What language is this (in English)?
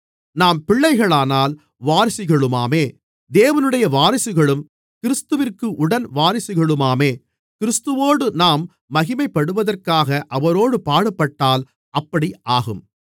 Tamil